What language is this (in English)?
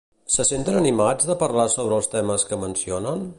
Catalan